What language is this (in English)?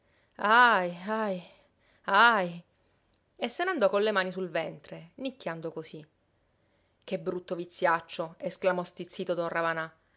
Italian